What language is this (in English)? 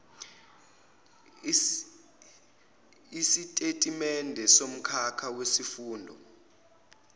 Zulu